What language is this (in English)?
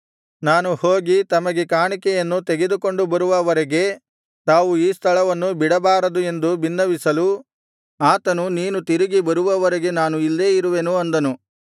Kannada